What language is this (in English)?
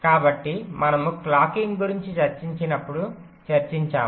Telugu